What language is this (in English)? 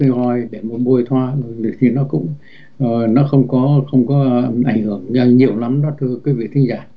Vietnamese